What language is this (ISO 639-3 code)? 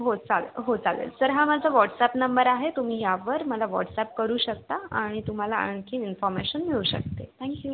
mar